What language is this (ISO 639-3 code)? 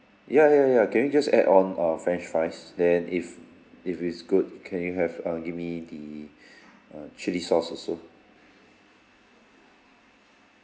eng